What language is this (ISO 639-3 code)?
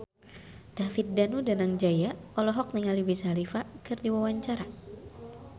sun